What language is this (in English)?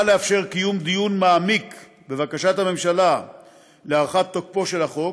Hebrew